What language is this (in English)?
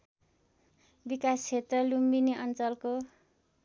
Nepali